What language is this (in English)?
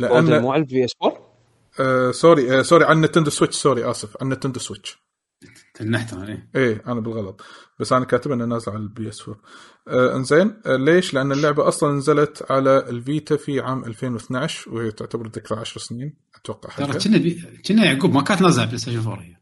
Arabic